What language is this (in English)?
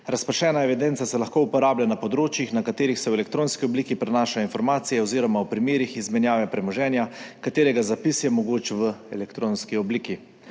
Slovenian